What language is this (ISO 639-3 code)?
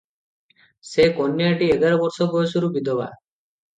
ori